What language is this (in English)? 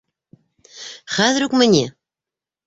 Bashkir